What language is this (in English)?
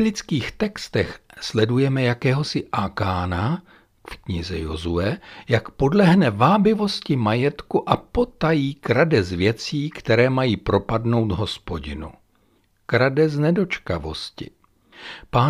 Czech